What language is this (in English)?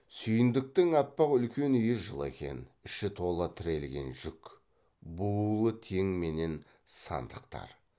Kazakh